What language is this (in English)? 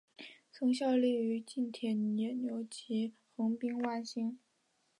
Chinese